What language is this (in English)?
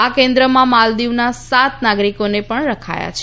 Gujarati